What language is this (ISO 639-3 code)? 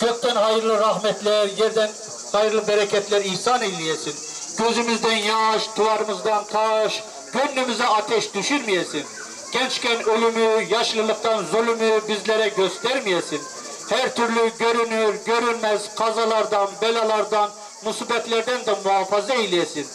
tur